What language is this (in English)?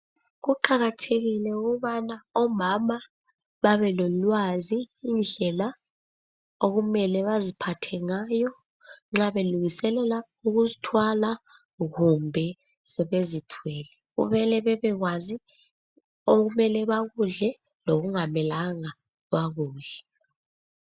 North Ndebele